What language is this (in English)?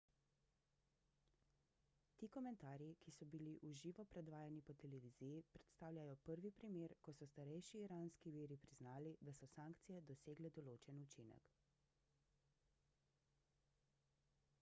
Slovenian